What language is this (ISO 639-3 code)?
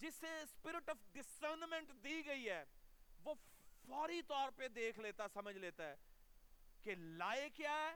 urd